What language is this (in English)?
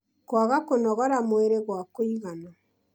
Kikuyu